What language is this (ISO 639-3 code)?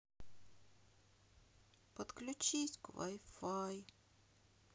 rus